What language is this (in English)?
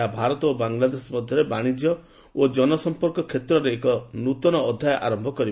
Odia